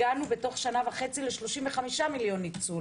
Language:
Hebrew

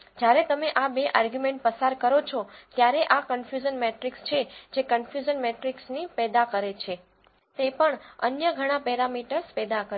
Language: Gujarati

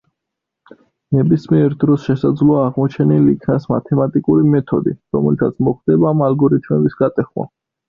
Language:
Georgian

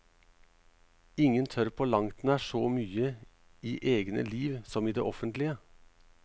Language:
Norwegian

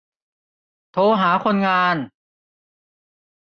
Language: Thai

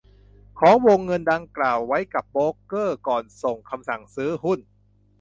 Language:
Thai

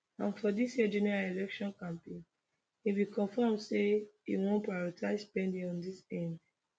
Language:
Nigerian Pidgin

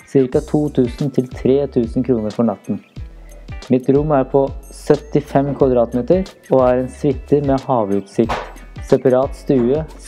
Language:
Norwegian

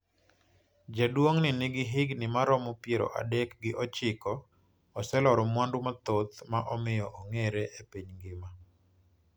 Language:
Luo (Kenya and Tanzania)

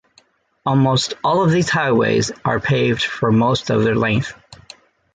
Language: English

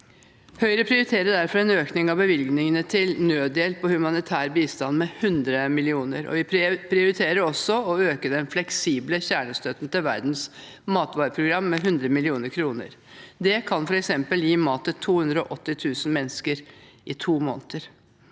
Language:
Norwegian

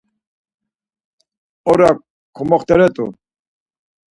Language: Laz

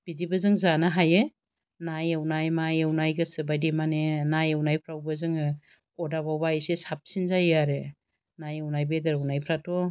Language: Bodo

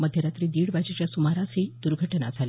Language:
Marathi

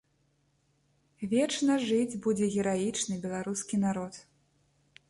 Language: Belarusian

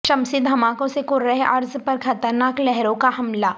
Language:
Urdu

